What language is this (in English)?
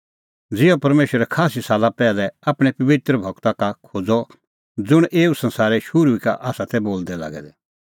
Kullu Pahari